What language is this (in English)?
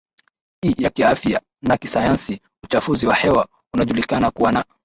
Swahili